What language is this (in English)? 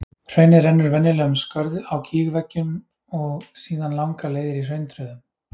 Icelandic